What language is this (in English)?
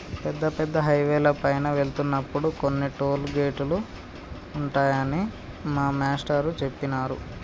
Telugu